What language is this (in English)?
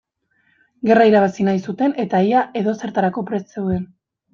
Basque